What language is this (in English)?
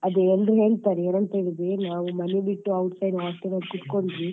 Kannada